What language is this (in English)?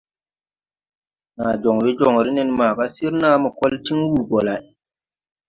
Tupuri